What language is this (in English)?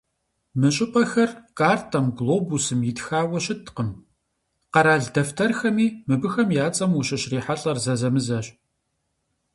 Kabardian